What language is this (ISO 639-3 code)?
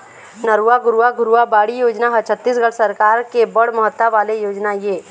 hne